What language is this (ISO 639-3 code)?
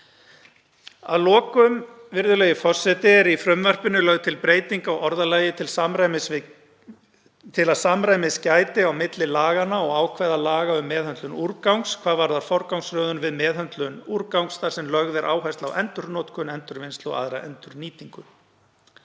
isl